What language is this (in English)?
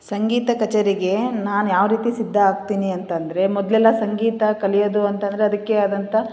Kannada